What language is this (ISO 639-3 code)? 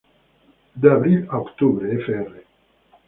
spa